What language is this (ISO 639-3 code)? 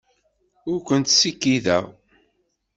kab